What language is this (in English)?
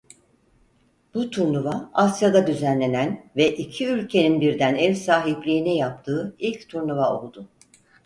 Turkish